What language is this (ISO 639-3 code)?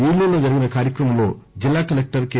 tel